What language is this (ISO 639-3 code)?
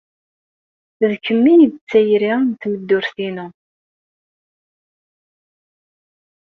kab